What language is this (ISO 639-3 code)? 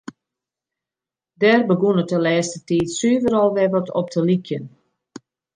fry